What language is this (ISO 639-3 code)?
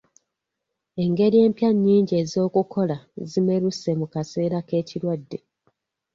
lug